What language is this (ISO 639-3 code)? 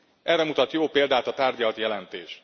hun